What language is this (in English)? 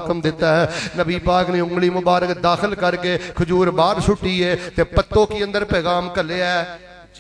Punjabi